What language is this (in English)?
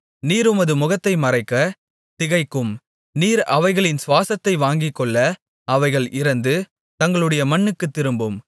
Tamil